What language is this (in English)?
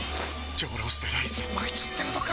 Japanese